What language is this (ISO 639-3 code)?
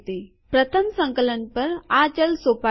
guj